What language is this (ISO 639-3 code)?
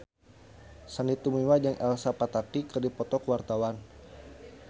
sun